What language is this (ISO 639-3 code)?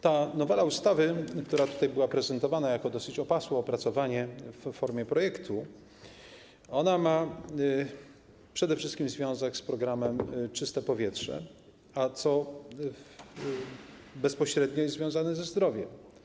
pol